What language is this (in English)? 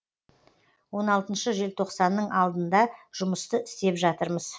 Kazakh